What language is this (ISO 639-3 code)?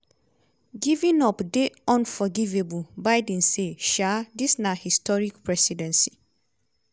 pcm